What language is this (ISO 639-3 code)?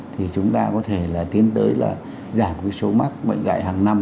vie